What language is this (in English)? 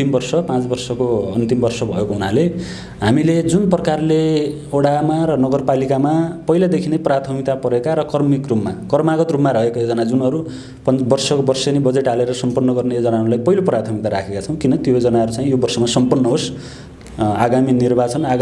Nepali